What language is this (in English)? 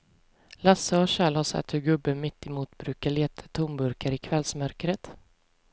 Swedish